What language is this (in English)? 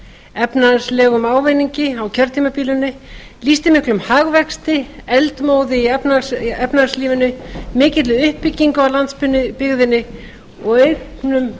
Icelandic